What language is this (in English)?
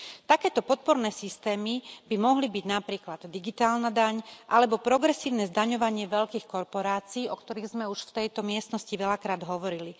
Slovak